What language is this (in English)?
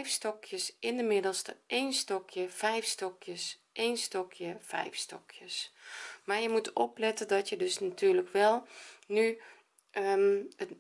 Dutch